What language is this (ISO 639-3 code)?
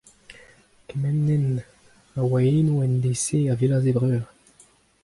bre